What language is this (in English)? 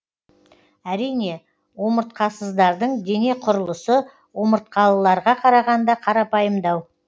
Kazakh